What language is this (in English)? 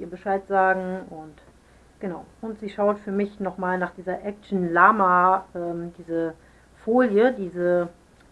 German